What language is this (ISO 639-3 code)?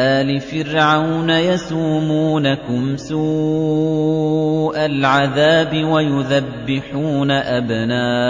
ara